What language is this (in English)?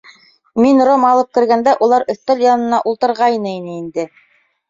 Bashkir